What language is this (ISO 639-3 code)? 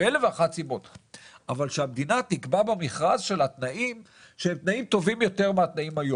heb